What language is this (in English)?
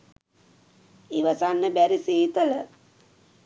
Sinhala